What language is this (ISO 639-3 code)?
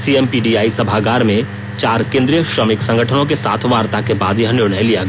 hin